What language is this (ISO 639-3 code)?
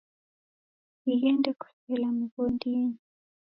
dav